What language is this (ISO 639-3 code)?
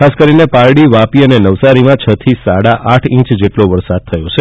guj